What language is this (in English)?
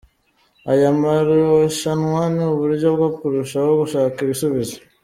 Kinyarwanda